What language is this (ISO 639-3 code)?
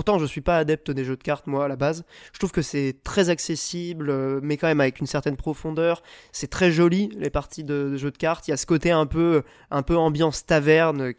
fra